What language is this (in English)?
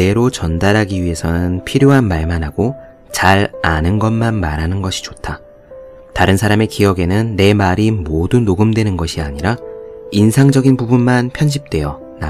Korean